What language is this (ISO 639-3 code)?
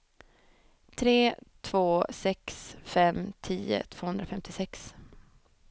swe